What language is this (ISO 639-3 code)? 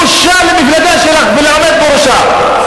heb